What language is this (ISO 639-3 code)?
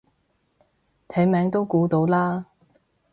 yue